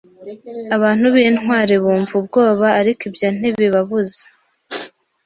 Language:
Kinyarwanda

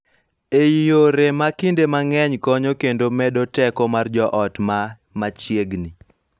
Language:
Luo (Kenya and Tanzania)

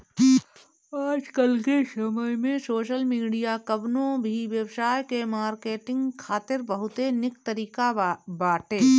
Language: Bhojpuri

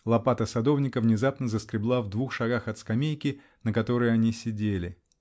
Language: Russian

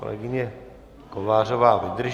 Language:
Czech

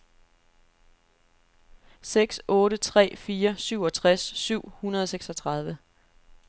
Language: Danish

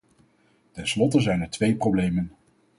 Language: Dutch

